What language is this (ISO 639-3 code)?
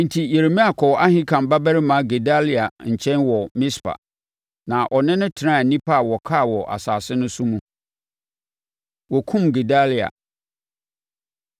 aka